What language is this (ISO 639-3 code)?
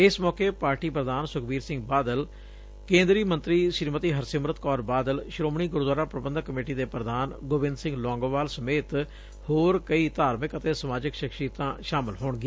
pan